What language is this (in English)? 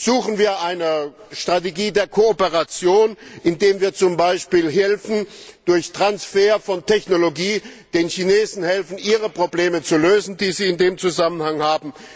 German